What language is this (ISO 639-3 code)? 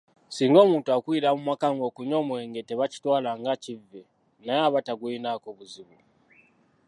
lug